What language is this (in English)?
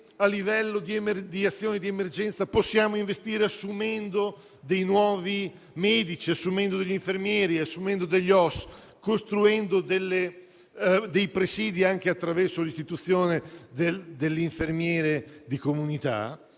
Italian